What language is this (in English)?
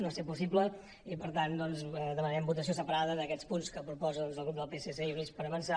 Catalan